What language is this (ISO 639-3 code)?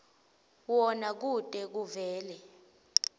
ssw